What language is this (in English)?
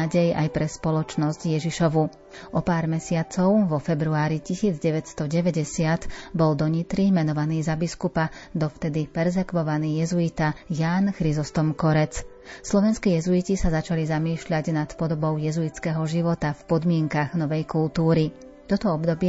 Slovak